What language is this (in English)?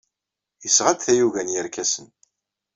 Kabyle